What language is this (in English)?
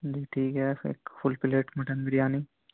Urdu